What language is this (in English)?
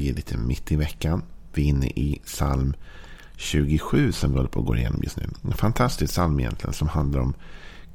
Swedish